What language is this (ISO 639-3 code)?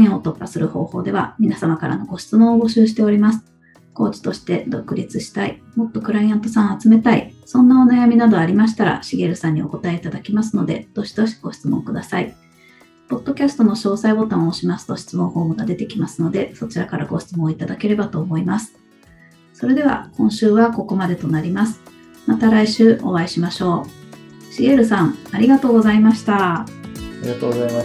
jpn